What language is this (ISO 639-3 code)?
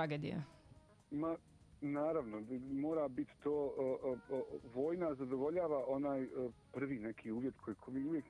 hrv